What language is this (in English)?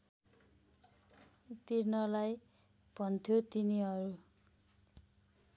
Nepali